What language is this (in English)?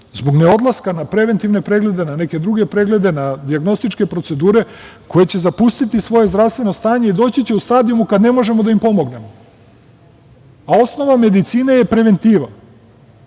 Serbian